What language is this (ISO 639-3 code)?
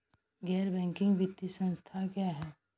hin